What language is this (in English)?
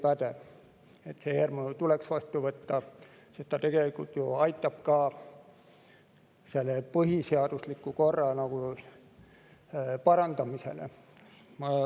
Estonian